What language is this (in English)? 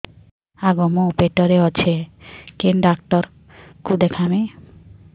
Odia